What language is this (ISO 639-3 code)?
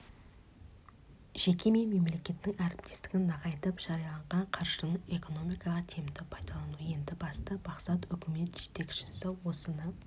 kaz